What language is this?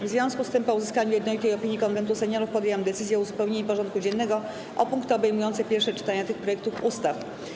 Polish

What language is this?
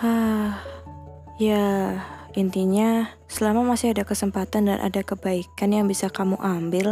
Indonesian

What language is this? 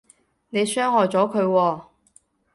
Cantonese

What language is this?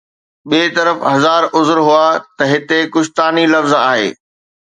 Sindhi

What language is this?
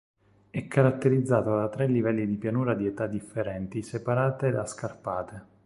Italian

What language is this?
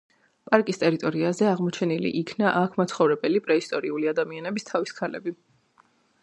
Georgian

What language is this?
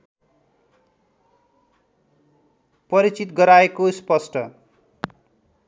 Nepali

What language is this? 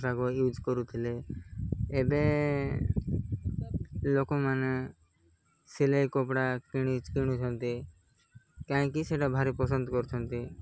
Odia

